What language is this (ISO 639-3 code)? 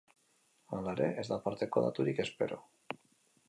eus